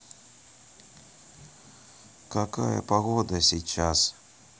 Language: Russian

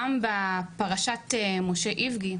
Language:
Hebrew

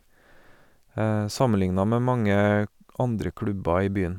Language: Norwegian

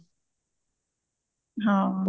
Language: Punjabi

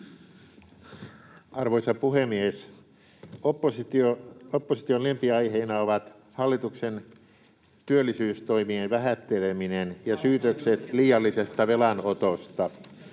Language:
Finnish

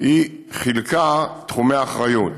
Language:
Hebrew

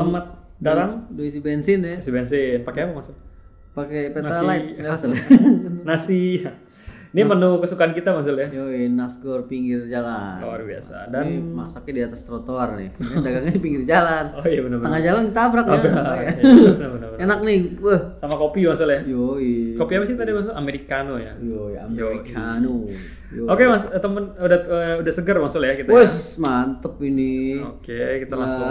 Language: Indonesian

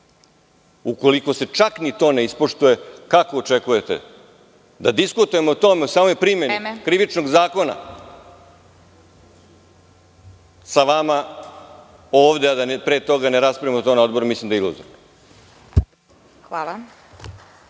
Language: Serbian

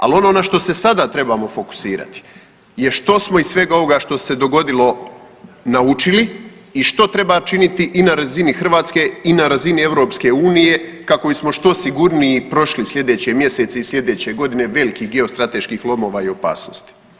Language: Croatian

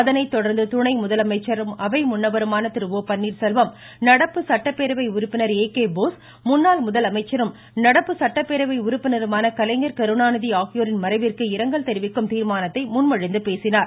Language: Tamil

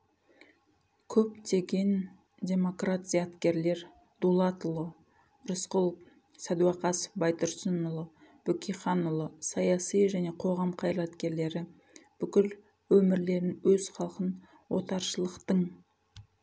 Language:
Kazakh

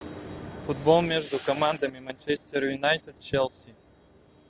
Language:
Russian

